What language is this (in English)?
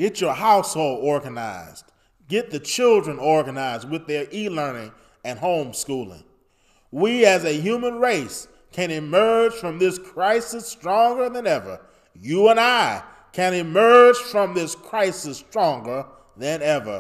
English